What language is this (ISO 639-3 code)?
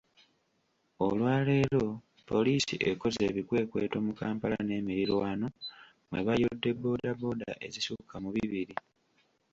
lug